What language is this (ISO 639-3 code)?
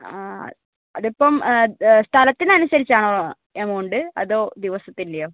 mal